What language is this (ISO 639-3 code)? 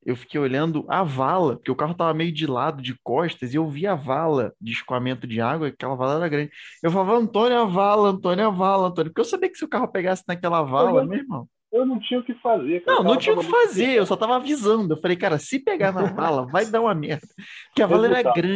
por